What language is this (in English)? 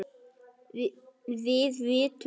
Icelandic